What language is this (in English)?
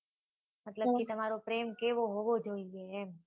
Gujarati